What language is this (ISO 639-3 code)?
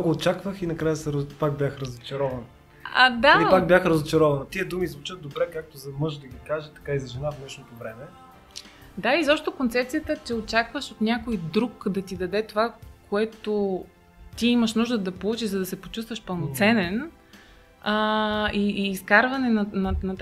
bul